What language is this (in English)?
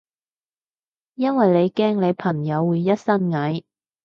Cantonese